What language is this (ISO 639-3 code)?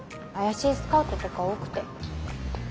jpn